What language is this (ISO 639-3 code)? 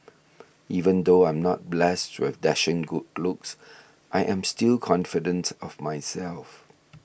eng